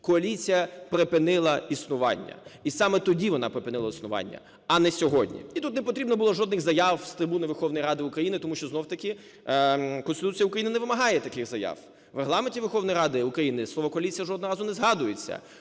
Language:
Ukrainian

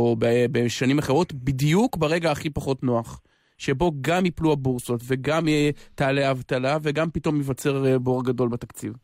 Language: Hebrew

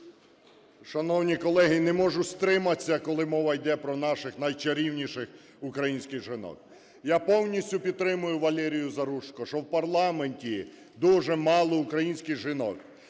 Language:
Ukrainian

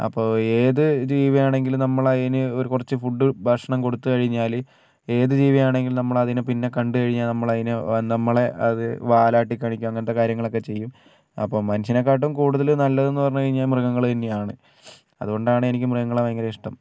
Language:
Malayalam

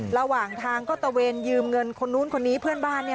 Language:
Thai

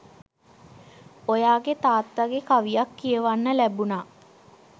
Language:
Sinhala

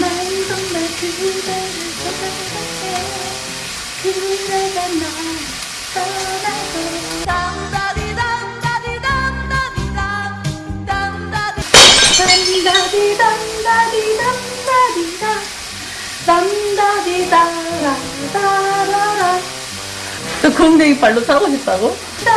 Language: Korean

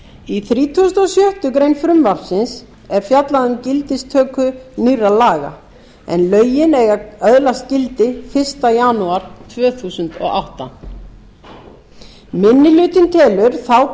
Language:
Icelandic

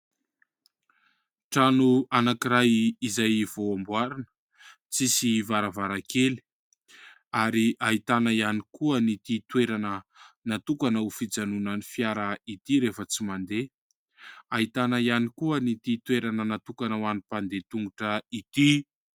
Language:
Malagasy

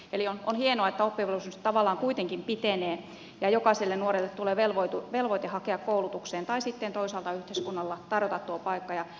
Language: Finnish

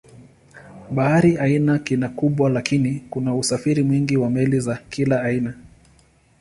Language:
Swahili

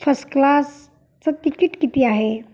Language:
Marathi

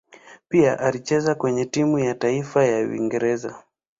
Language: Swahili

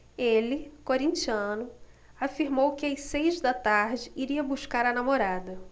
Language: Portuguese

